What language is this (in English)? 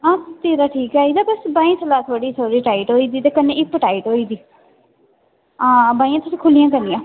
Dogri